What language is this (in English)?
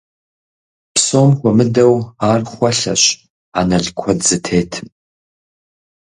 Kabardian